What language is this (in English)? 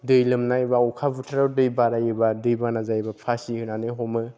Bodo